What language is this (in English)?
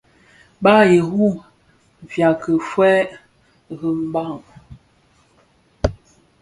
Bafia